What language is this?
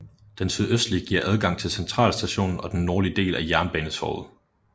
Danish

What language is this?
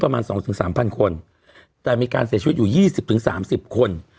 Thai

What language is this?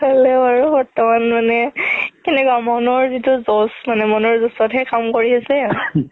Assamese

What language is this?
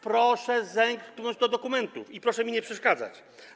Polish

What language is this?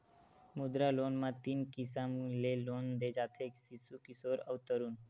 Chhattisgarhi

